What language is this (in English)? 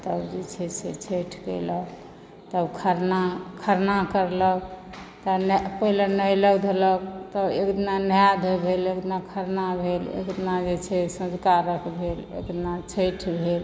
Maithili